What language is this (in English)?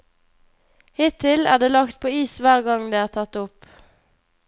Norwegian